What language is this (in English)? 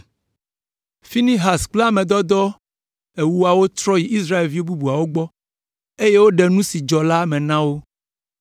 Ewe